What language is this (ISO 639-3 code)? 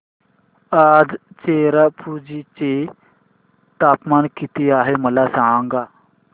mar